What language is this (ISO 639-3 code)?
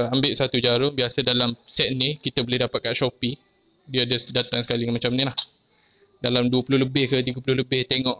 msa